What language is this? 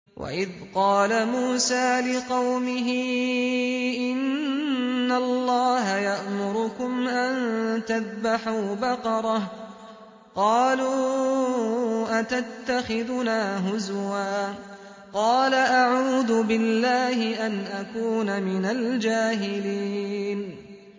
Arabic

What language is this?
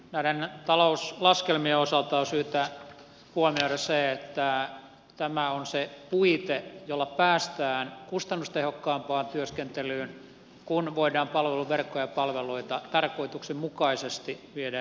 Finnish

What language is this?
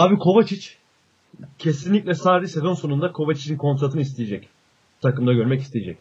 Turkish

